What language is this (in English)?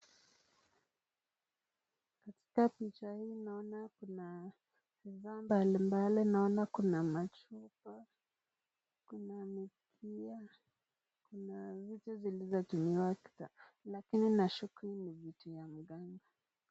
Swahili